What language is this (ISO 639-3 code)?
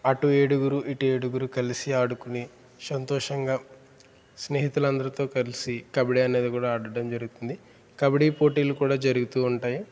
tel